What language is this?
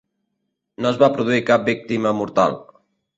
Catalan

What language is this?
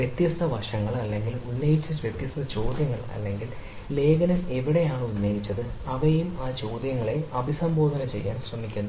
Malayalam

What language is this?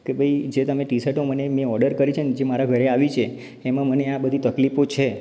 Gujarati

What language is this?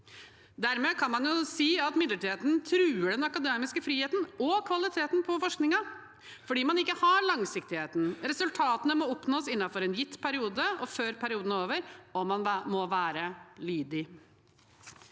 Norwegian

